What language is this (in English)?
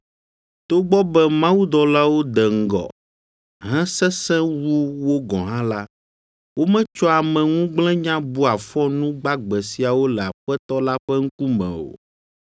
Ewe